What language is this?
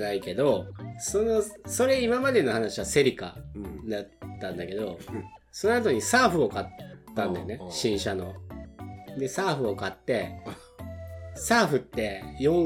Japanese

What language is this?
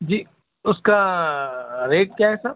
Urdu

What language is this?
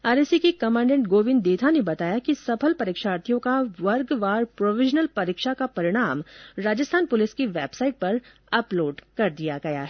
Hindi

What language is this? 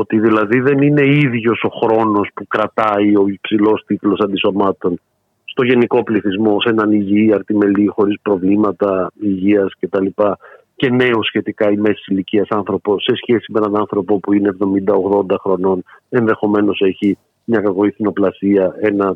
Greek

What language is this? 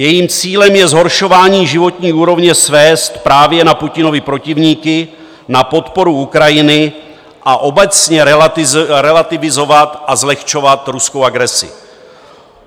Czech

